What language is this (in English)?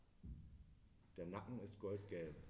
German